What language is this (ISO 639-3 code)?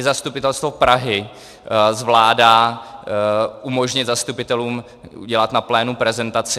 ces